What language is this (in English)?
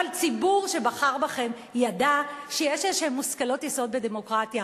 Hebrew